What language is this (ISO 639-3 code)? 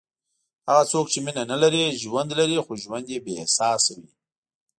pus